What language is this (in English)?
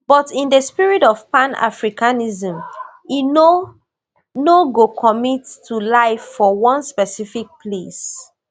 Nigerian Pidgin